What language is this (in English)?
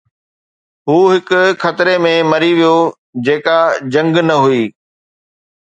Sindhi